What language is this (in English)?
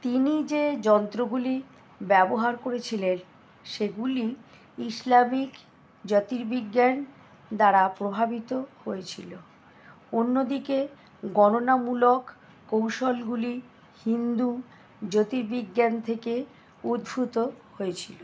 Bangla